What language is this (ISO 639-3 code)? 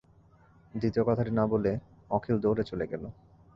ben